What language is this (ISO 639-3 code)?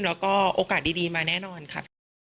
tha